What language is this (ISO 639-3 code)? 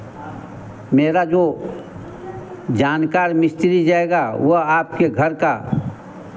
hin